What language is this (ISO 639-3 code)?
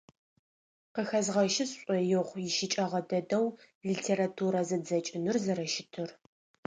ady